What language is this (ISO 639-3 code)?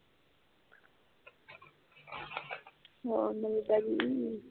pan